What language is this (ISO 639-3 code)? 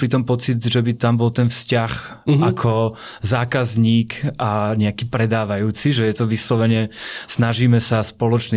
slk